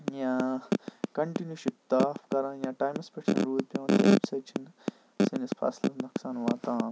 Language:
Kashmiri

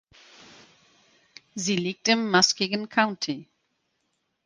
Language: German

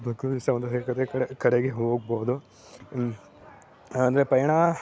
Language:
Kannada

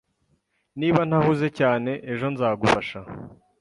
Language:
Kinyarwanda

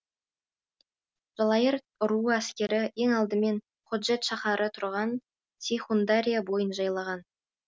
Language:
Kazakh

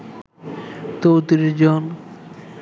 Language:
Bangla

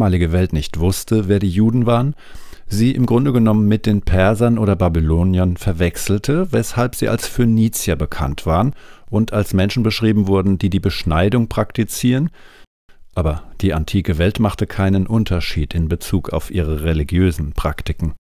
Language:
German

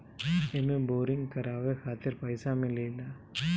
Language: Bhojpuri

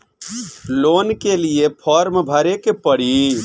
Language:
Bhojpuri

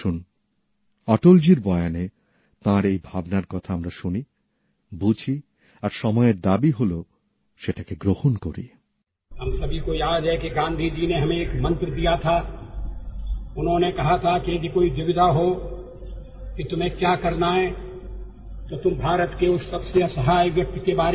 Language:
Bangla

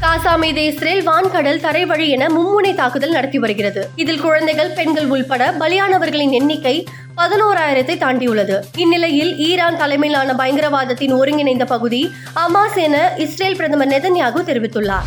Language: Tamil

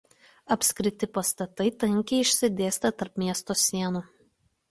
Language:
Lithuanian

